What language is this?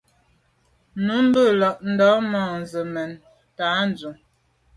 Medumba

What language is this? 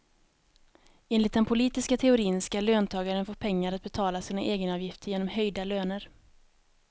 Swedish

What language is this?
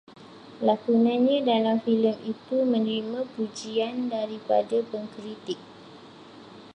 Malay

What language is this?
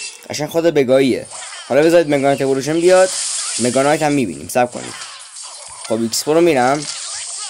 Persian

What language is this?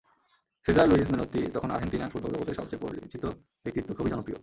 Bangla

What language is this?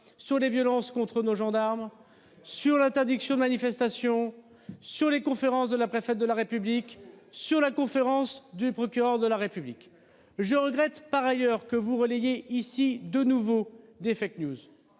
French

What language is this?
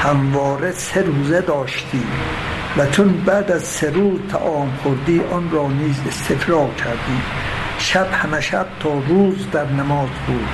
Persian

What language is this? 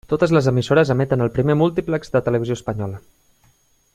Catalan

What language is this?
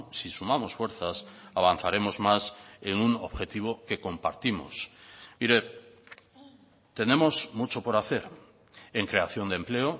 Spanish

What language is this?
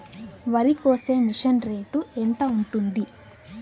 Telugu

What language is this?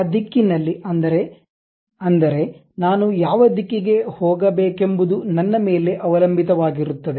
Kannada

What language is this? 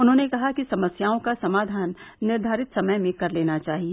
Hindi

